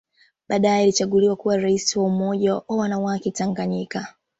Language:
Swahili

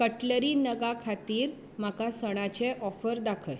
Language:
Konkani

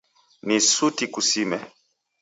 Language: Taita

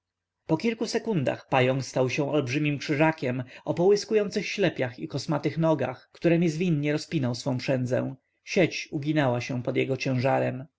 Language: Polish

